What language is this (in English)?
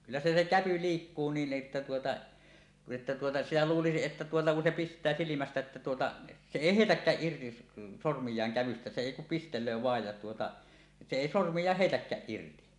Finnish